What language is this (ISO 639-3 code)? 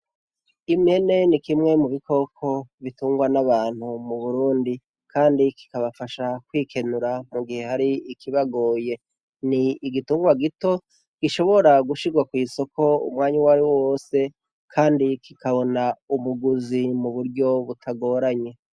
run